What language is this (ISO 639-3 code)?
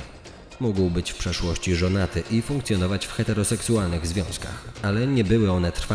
pol